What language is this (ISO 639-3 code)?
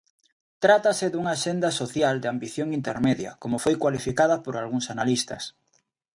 glg